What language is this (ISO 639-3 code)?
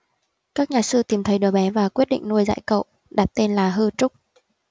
vie